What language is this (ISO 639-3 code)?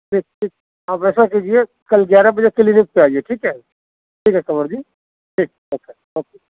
urd